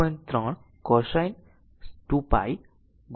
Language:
Gujarati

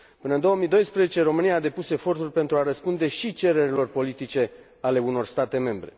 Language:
Romanian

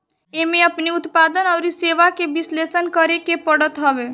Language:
Bhojpuri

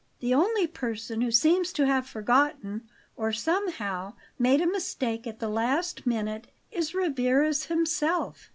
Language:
English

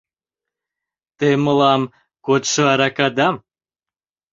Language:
Mari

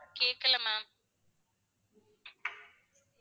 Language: Tamil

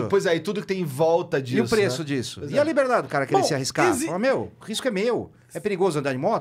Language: Portuguese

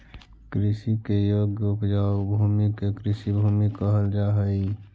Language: Magahi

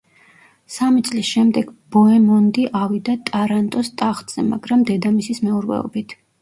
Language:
Georgian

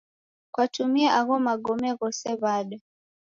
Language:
Taita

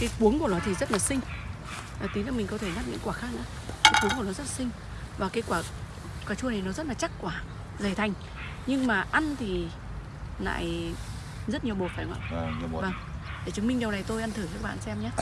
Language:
Vietnamese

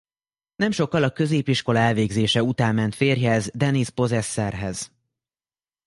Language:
Hungarian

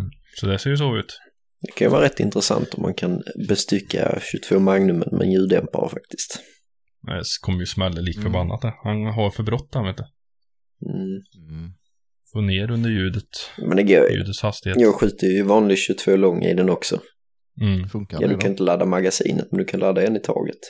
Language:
Swedish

